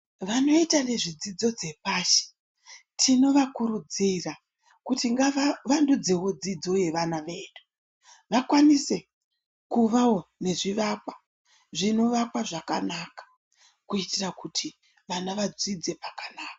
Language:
Ndau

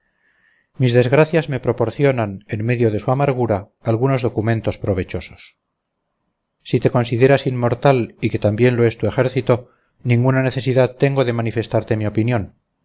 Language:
Spanish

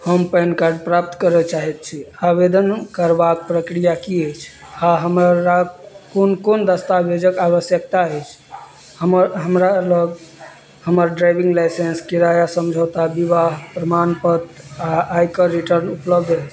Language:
Maithili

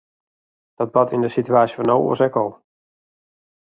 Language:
Western Frisian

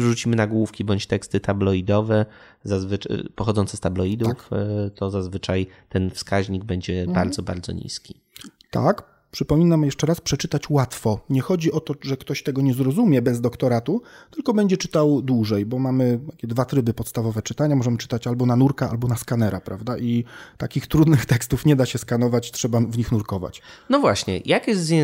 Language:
Polish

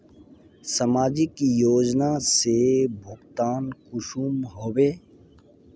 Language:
Magahi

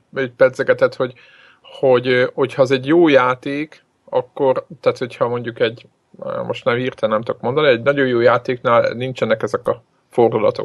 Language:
Hungarian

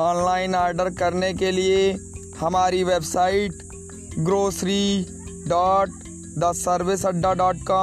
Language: Hindi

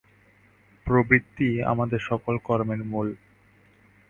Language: Bangla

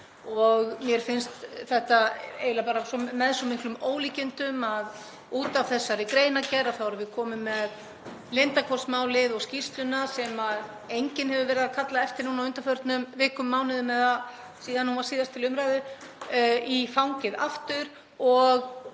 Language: Icelandic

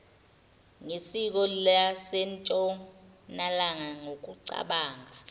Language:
Zulu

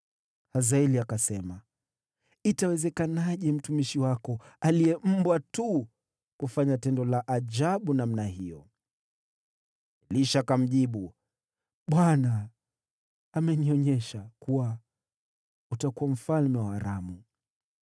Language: Swahili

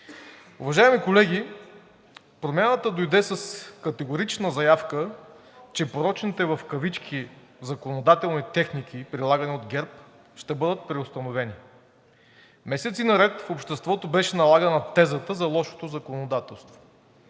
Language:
Bulgarian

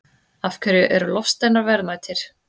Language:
Icelandic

